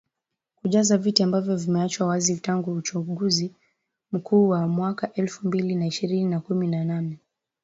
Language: Swahili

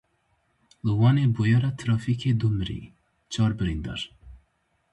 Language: Kurdish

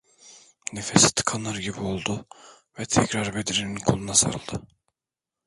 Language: Turkish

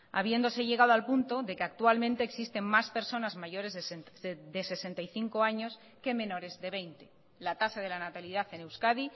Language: Spanish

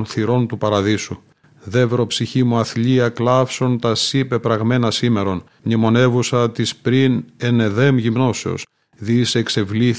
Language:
Greek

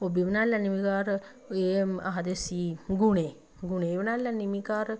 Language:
Dogri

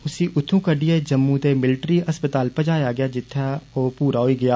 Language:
Dogri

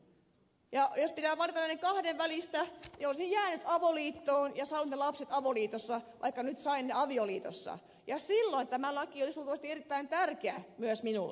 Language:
Finnish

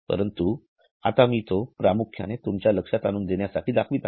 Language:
Marathi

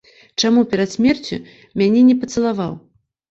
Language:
Belarusian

